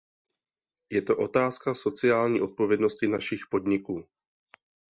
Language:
Czech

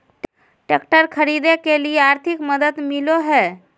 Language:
Magahi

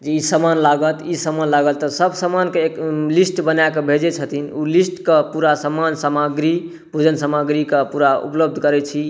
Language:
Maithili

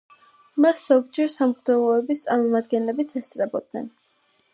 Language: Georgian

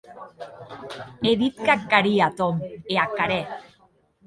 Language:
Occitan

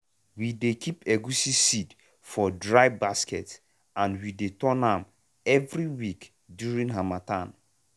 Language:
Nigerian Pidgin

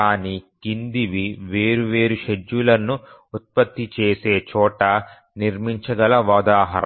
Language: Telugu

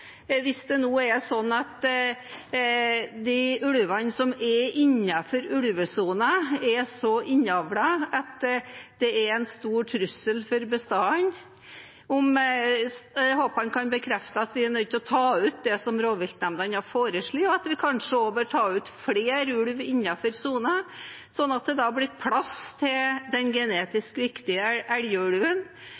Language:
Norwegian Bokmål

